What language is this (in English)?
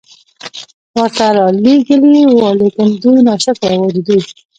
Pashto